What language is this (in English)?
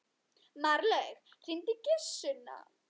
Icelandic